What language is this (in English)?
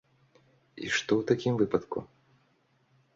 Belarusian